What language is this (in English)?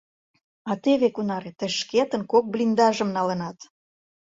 Mari